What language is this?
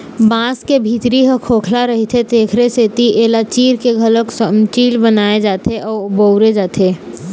Chhattisgarhi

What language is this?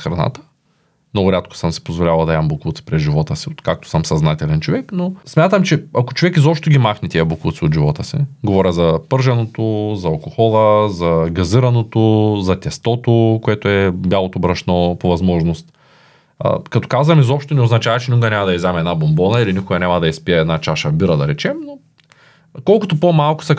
Bulgarian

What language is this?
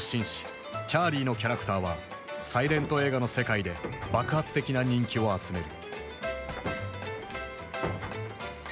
Japanese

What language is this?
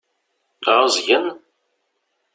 Kabyle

